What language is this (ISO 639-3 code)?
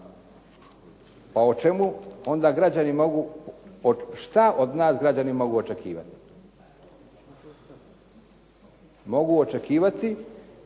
hrv